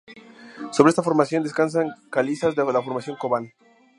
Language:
Spanish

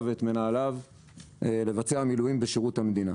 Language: Hebrew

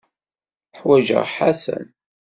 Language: Kabyle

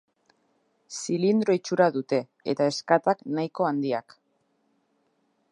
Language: Basque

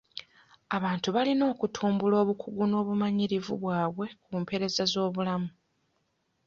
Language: Ganda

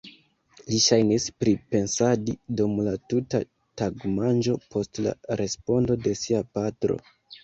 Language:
Esperanto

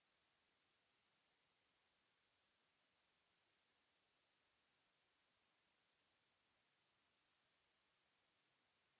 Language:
French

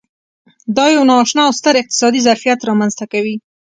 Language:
Pashto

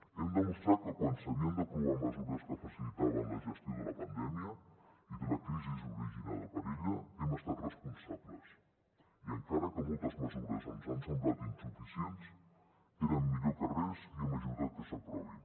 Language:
Catalan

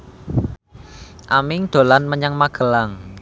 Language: Javanese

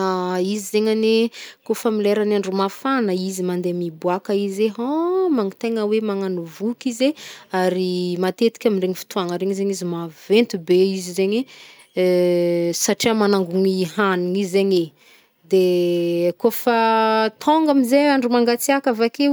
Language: Northern Betsimisaraka Malagasy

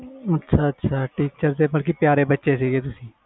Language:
Punjabi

